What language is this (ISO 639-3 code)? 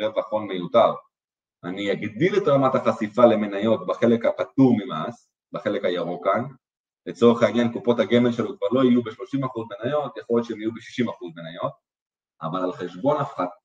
heb